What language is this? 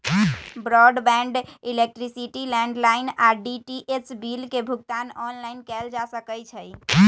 Magahi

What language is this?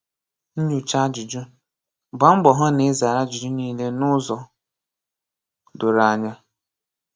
Igbo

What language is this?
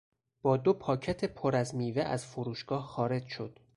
Persian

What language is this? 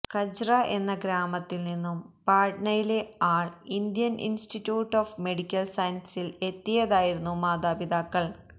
Malayalam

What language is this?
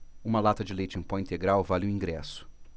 Portuguese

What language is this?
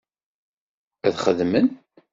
Kabyle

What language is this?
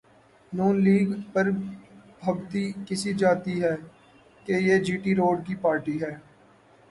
Urdu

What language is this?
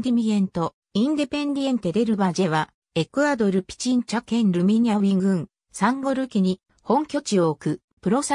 Japanese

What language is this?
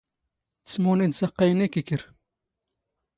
Standard Moroccan Tamazight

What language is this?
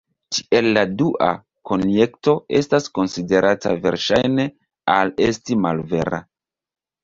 Esperanto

